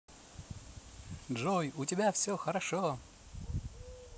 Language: Russian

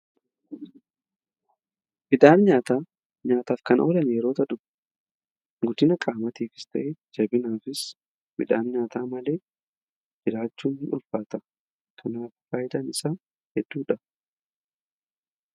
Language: Oromo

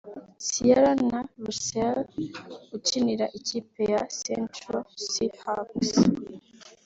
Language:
Kinyarwanda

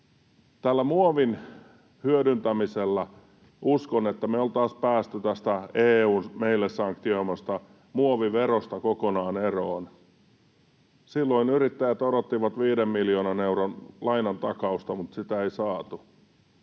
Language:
Finnish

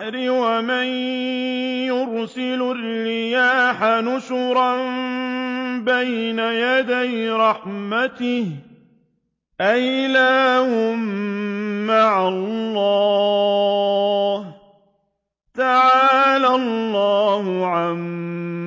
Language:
Arabic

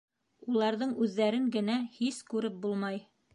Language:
Bashkir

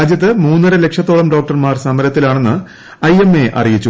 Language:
Malayalam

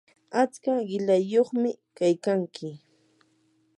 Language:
Yanahuanca Pasco Quechua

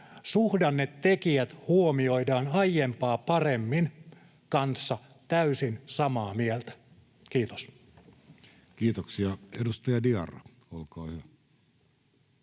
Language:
Finnish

